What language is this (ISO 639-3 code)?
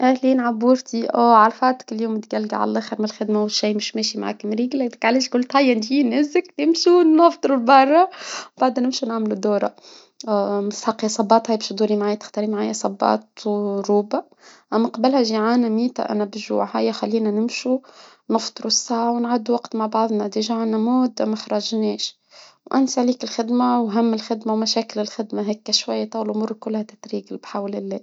aeb